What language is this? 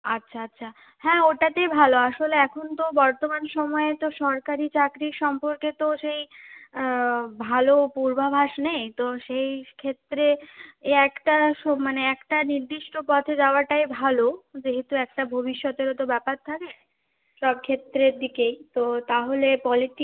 Bangla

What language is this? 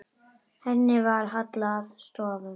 Icelandic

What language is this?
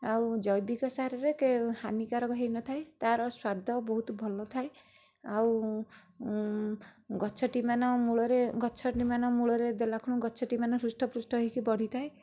Odia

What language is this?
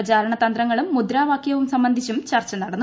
Malayalam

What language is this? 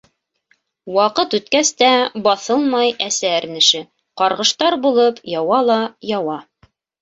Bashkir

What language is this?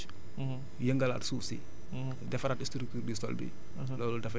Wolof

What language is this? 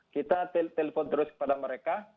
Indonesian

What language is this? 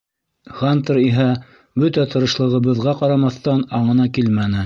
Bashkir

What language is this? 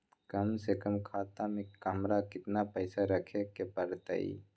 Magahi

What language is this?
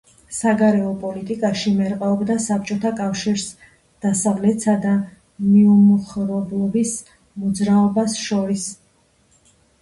Georgian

